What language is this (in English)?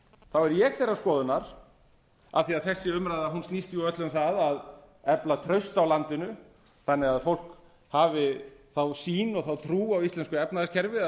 Icelandic